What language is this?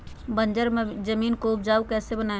Magahi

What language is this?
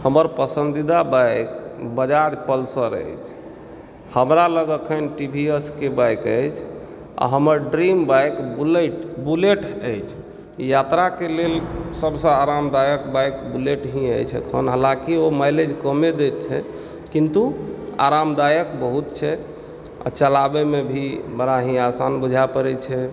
Maithili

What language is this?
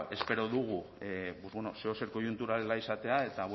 Basque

